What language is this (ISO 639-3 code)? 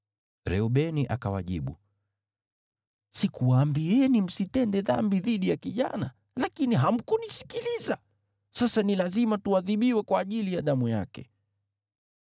swa